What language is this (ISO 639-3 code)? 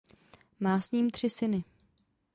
ces